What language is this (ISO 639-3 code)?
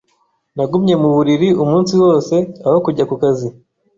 kin